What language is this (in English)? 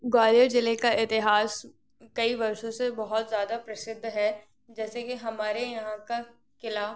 Hindi